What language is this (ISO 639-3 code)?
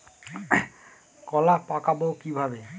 ben